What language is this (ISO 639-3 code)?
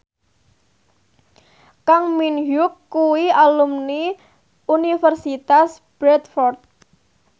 jav